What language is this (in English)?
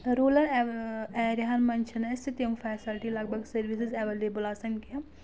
Kashmiri